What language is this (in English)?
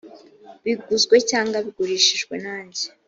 Kinyarwanda